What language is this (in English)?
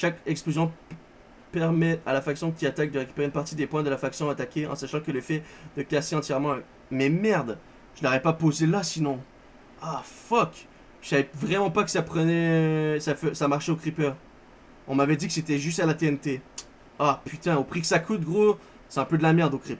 French